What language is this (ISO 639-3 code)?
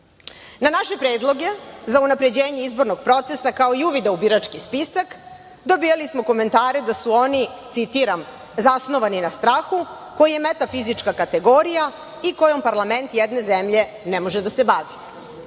srp